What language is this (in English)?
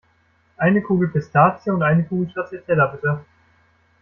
German